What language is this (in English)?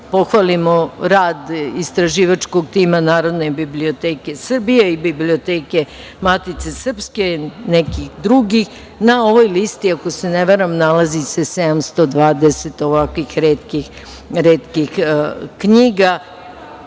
Serbian